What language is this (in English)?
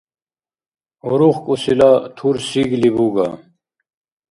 Dargwa